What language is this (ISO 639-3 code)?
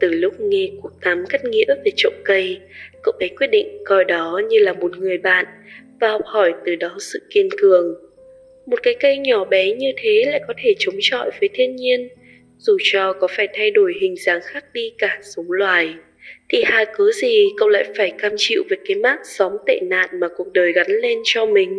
vie